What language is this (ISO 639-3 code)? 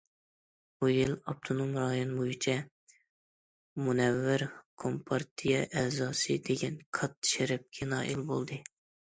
uig